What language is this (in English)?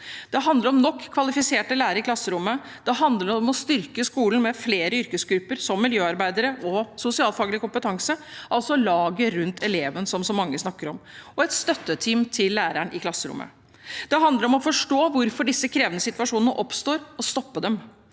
Norwegian